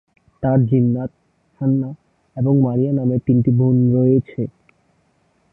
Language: Bangla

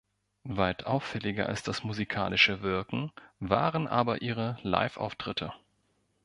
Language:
German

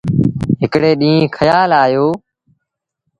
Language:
Sindhi Bhil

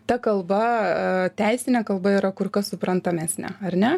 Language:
Lithuanian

